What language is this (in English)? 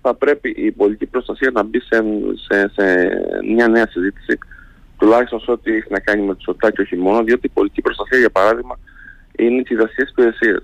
Greek